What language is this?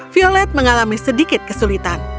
Indonesian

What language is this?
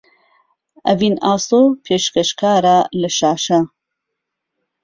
Central Kurdish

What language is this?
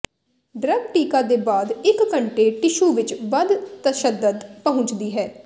Punjabi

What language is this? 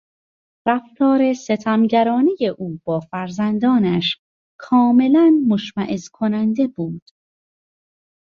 Persian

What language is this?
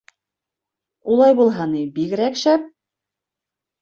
Bashkir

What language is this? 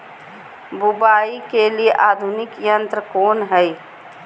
Magahi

